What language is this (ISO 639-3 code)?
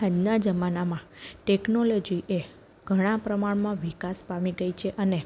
guj